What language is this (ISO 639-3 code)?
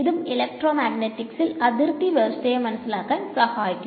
mal